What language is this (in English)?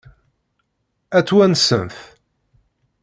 Kabyle